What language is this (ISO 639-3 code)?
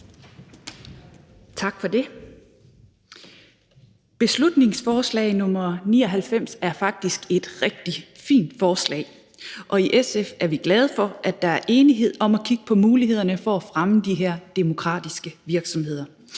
dan